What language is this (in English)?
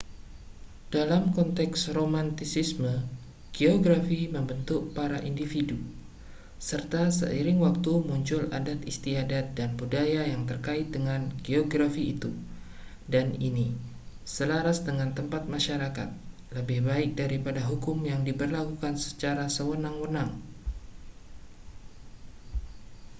Indonesian